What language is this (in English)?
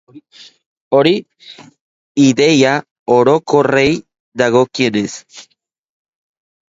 Basque